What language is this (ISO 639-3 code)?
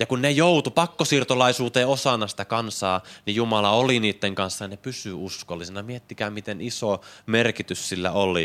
fin